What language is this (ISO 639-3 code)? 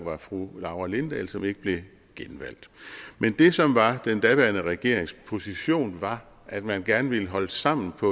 dan